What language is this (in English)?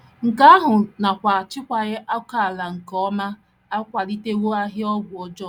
Igbo